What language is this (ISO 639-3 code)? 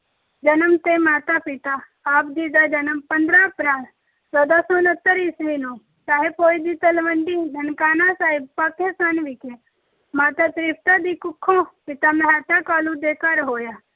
pan